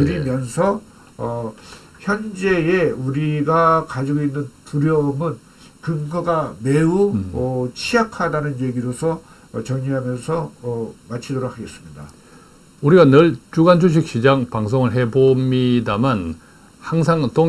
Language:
Korean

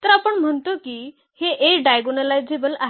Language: Marathi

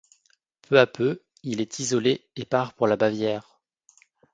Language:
French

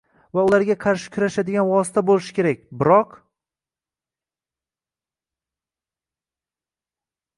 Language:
Uzbek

